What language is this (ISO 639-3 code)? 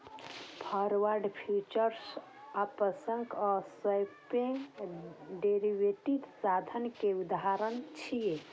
mai